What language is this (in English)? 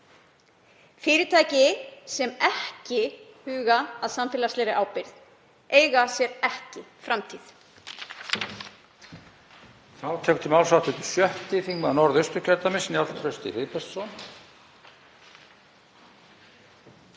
Icelandic